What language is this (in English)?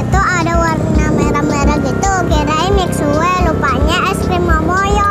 Indonesian